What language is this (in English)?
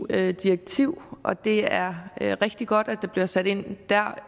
Danish